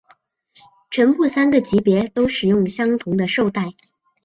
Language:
Chinese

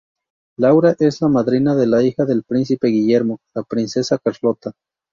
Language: Spanish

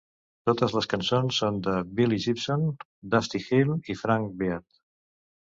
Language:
Catalan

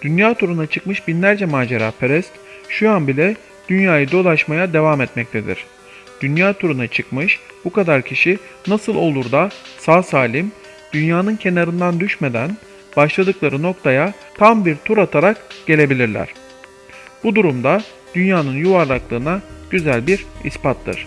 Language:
Turkish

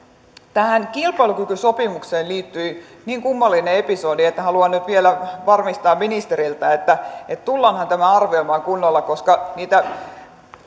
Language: Finnish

